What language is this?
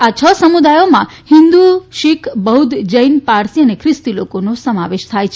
Gujarati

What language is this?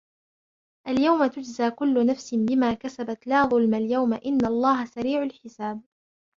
Arabic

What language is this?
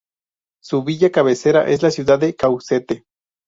Spanish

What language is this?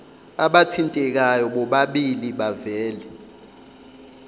Zulu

